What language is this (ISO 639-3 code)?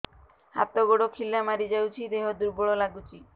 ori